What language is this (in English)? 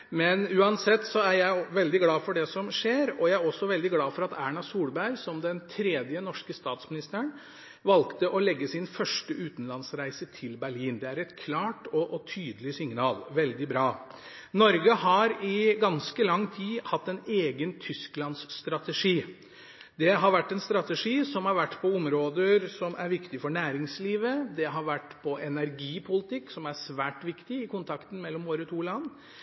Norwegian Bokmål